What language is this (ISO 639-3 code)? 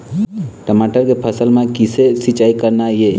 hne